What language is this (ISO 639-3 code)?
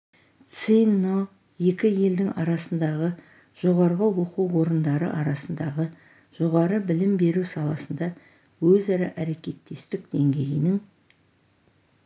kaz